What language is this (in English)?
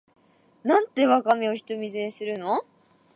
Japanese